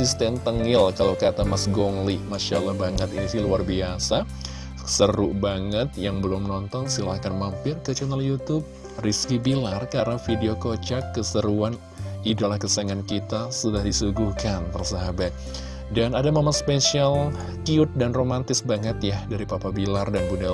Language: Indonesian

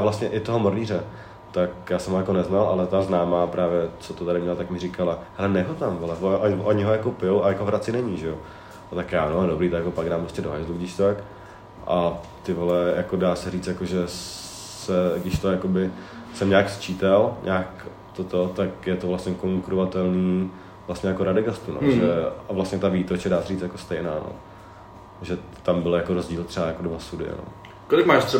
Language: Czech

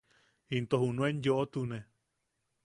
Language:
Yaqui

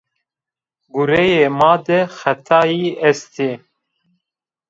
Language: Zaza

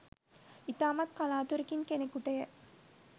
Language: Sinhala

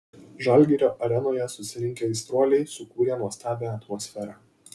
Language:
Lithuanian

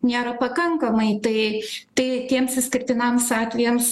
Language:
Lithuanian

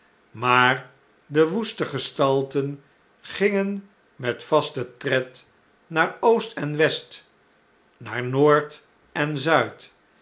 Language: Dutch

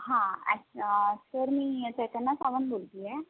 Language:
Marathi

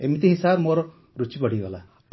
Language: Odia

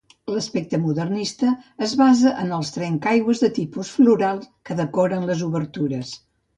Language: Catalan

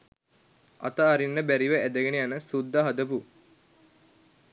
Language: Sinhala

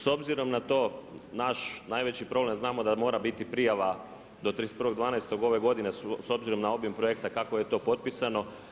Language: Croatian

